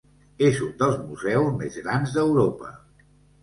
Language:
Catalan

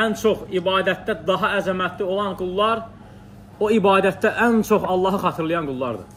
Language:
Turkish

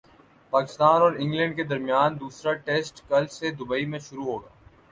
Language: Urdu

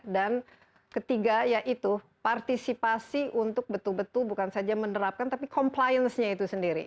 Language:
Indonesian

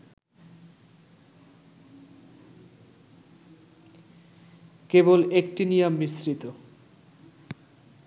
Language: Bangla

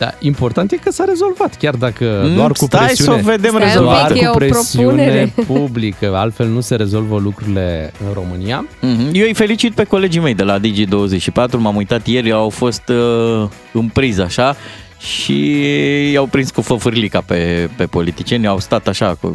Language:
Romanian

